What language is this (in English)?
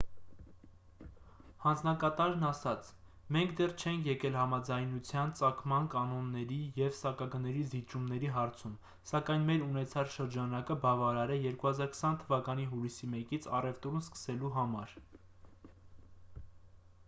Armenian